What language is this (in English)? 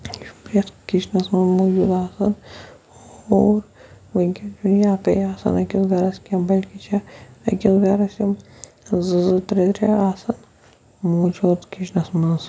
Kashmiri